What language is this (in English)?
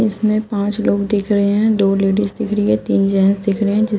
Hindi